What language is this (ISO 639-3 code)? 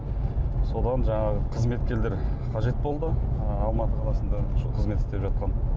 kaz